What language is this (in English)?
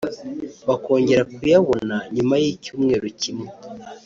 Kinyarwanda